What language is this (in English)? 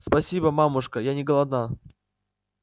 Russian